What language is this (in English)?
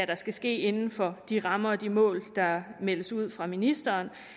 Danish